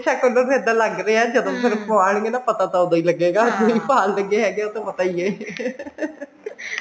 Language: Punjabi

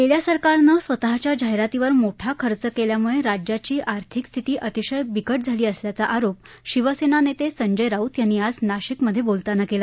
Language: Marathi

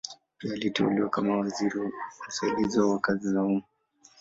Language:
Swahili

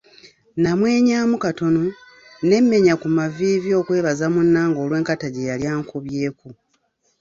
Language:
Ganda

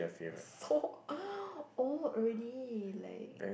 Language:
English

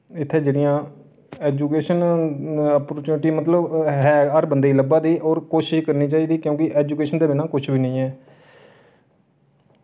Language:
Dogri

